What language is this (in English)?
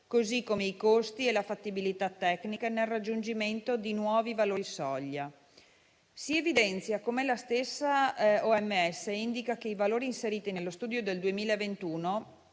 Italian